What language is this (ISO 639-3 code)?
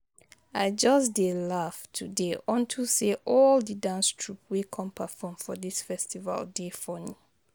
pcm